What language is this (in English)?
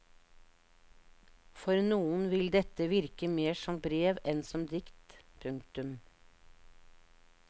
Norwegian